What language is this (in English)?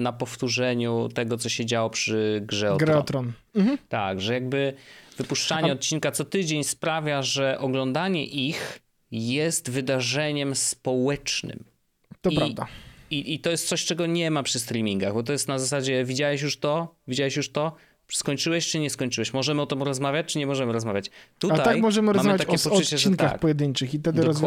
Polish